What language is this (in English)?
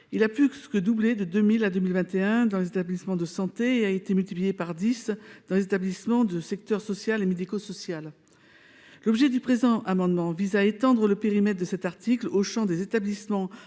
French